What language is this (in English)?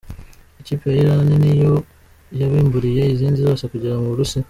Kinyarwanda